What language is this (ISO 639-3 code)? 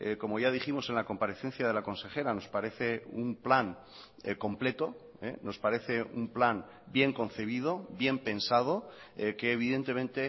spa